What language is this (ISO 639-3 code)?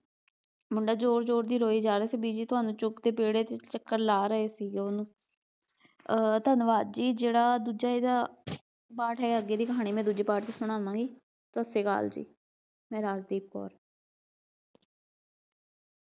pan